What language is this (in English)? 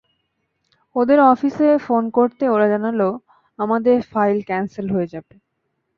Bangla